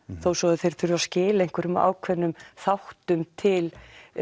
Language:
Icelandic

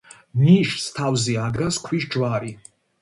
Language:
Georgian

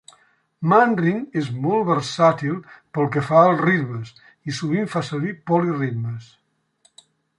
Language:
Catalan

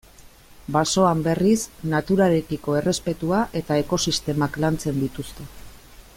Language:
Basque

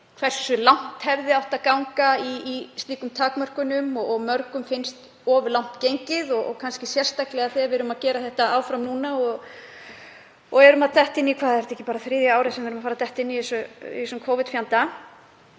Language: Icelandic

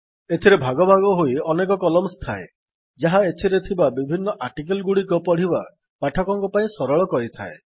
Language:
Odia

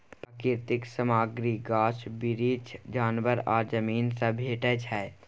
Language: Maithili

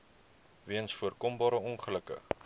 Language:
Afrikaans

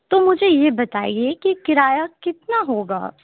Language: Urdu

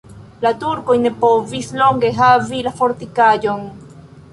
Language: Esperanto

